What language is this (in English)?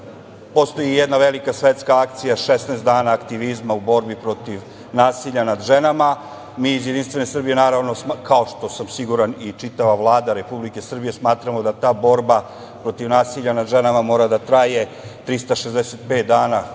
Serbian